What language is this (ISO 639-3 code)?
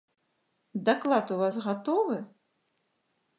bel